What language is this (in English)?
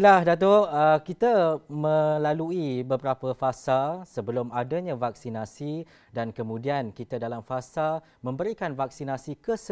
Malay